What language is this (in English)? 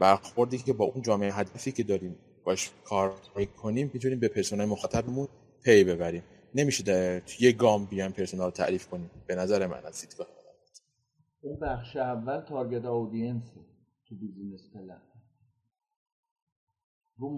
Persian